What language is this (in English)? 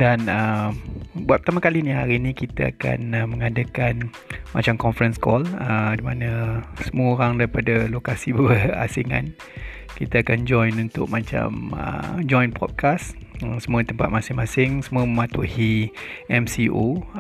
Malay